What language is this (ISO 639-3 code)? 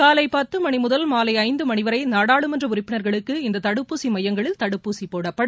tam